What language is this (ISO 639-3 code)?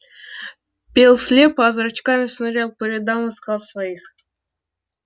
rus